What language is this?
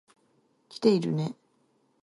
Japanese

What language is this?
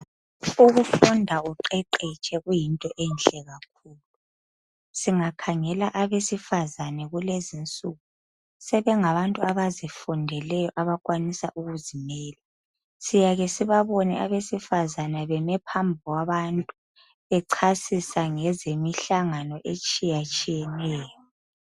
North Ndebele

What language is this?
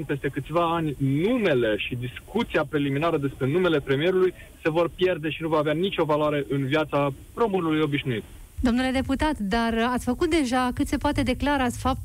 Romanian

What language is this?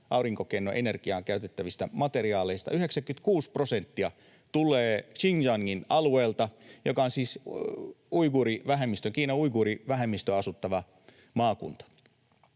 Finnish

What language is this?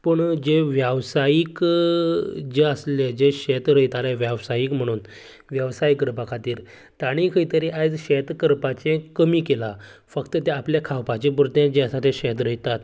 Konkani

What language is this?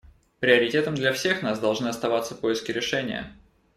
Russian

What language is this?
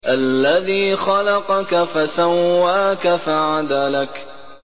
Arabic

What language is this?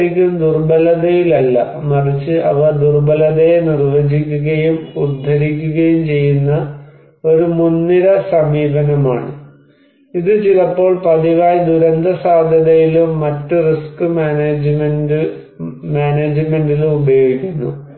Malayalam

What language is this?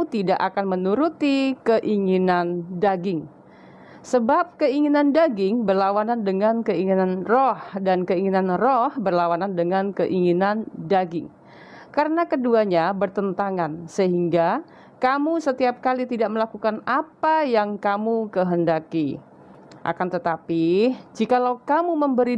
Indonesian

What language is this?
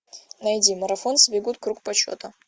Russian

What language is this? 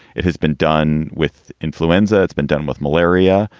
English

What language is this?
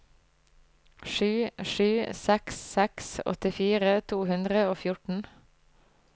Norwegian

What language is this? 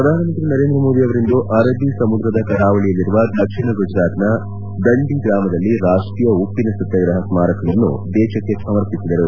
Kannada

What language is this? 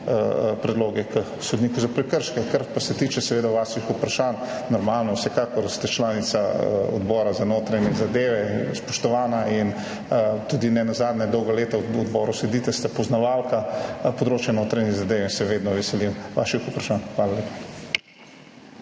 Slovenian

